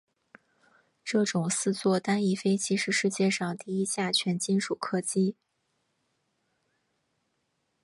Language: Chinese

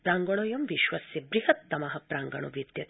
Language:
Sanskrit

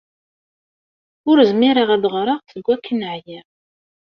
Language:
Kabyle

